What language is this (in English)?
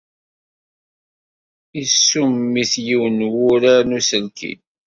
Kabyle